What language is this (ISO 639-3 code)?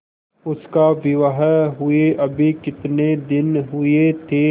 hin